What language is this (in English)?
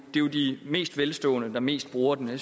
Danish